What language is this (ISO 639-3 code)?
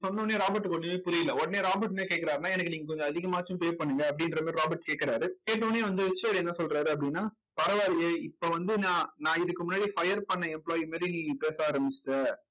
tam